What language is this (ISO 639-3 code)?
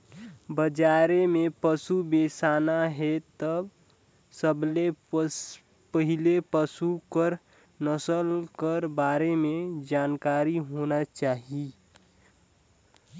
hne